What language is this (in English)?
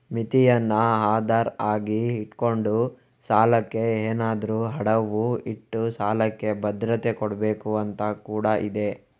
Kannada